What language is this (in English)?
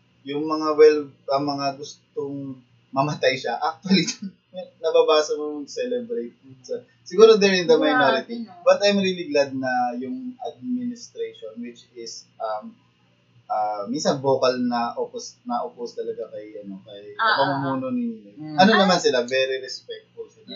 Filipino